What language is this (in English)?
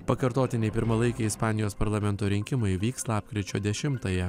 Lithuanian